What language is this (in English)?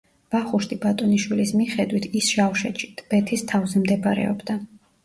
Georgian